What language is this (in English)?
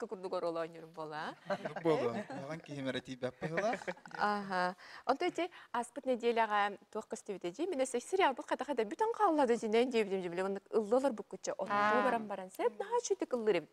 Arabic